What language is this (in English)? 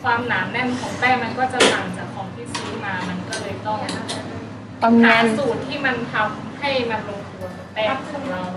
Thai